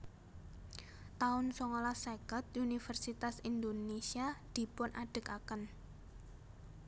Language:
Javanese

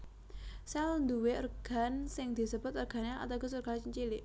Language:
Javanese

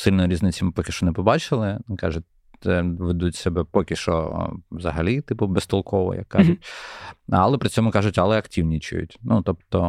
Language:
Ukrainian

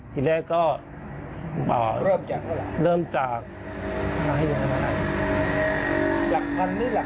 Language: Thai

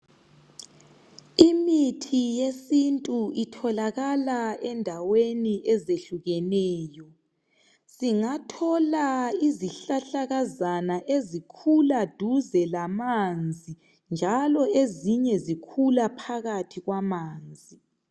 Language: North Ndebele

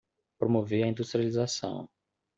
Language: Portuguese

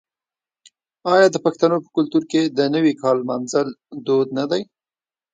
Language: Pashto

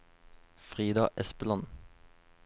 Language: Norwegian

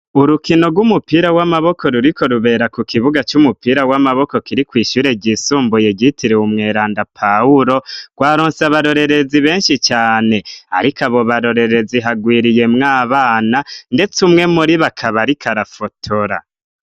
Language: Rundi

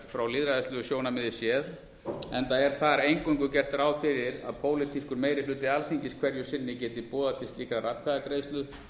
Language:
Icelandic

